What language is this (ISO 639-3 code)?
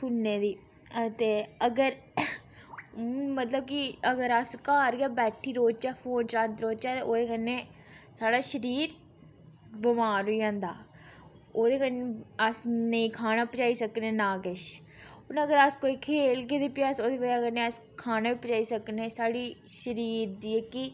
doi